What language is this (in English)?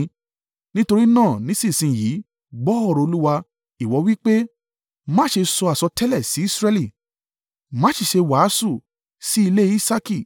Yoruba